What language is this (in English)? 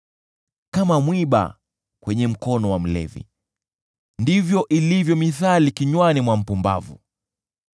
Swahili